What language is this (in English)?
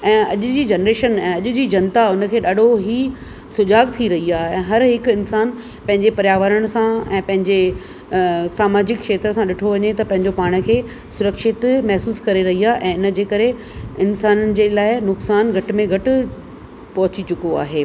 Sindhi